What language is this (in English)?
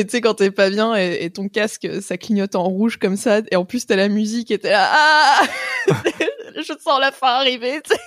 French